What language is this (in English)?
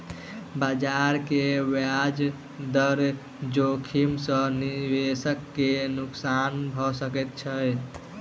Maithili